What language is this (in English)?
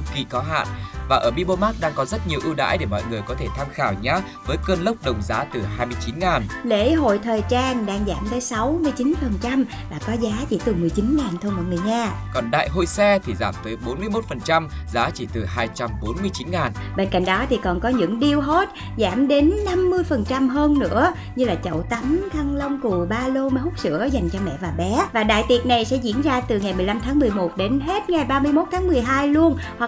Vietnamese